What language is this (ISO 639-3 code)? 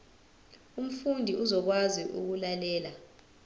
zul